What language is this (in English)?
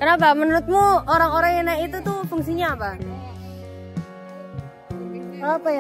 Indonesian